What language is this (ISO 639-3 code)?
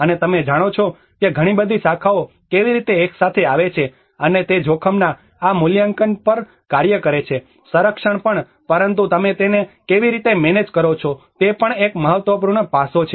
guj